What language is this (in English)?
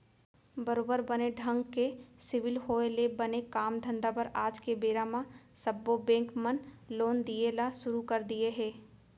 Chhattisgarhi